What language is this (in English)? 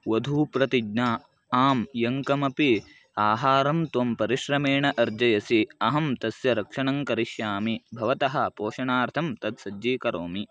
Sanskrit